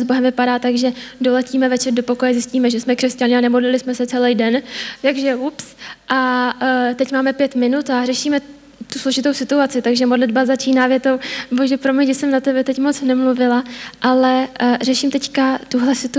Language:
Czech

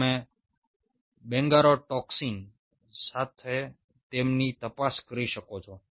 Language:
Gujarati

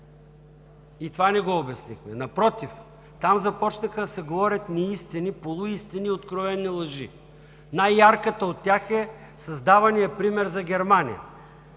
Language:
Bulgarian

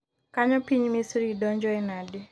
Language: Luo (Kenya and Tanzania)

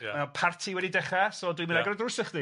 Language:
Welsh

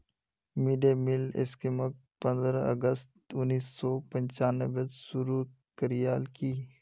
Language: Magahi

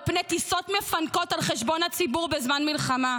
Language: Hebrew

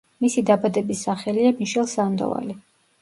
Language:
Georgian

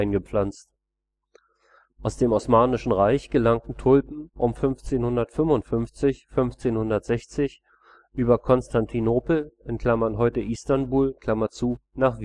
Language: German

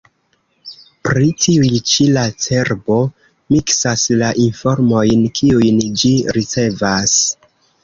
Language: Esperanto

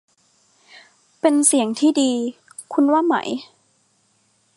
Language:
Thai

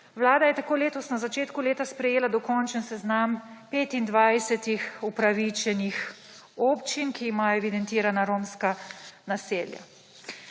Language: Slovenian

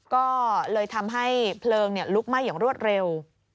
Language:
Thai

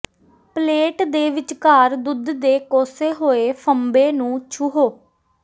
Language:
Punjabi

